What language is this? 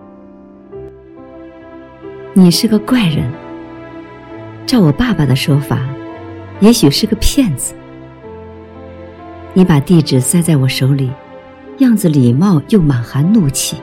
Chinese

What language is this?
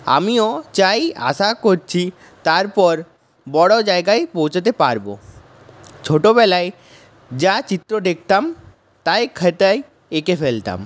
Bangla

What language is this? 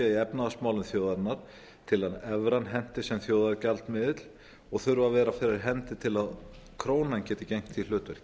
Icelandic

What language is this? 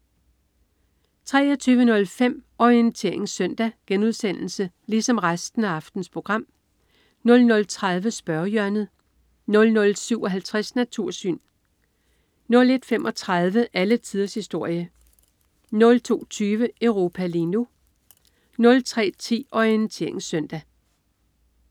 Danish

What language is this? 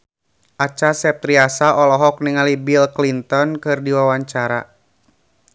Sundanese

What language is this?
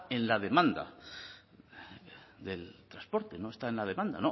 Spanish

